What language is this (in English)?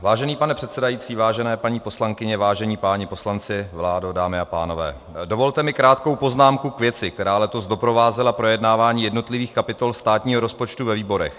Czech